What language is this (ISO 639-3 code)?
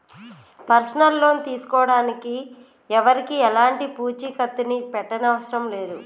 tel